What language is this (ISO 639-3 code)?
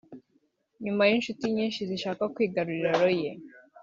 kin